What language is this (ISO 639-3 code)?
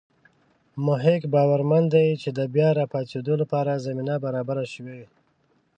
pus